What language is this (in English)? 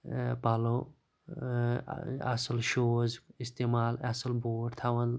Kashmiri